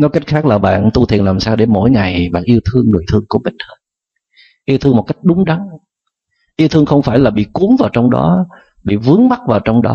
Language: Vietnamese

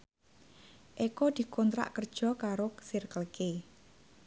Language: Javanese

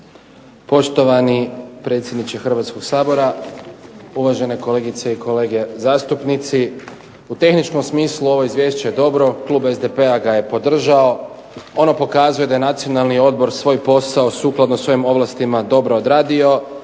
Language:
Croatian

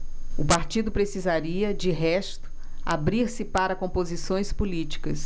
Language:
Portuguese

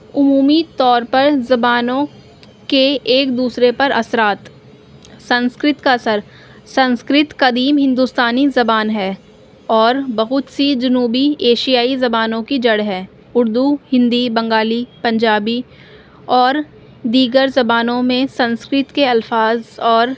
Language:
Urdu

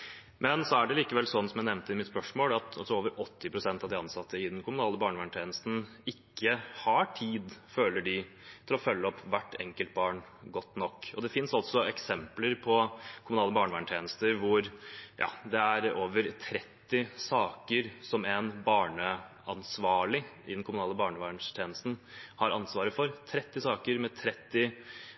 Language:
Norwegian Bokmål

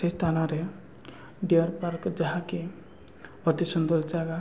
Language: Odia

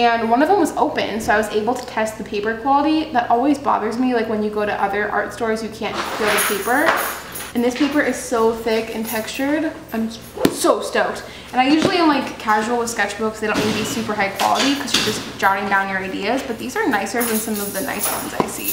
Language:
English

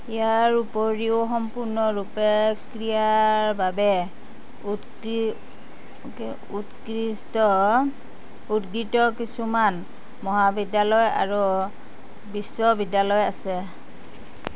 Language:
Assamese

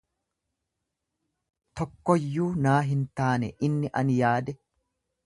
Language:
Oromo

